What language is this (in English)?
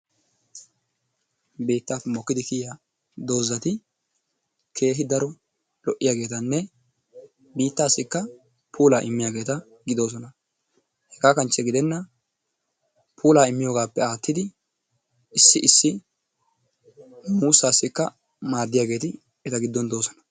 Wolaytta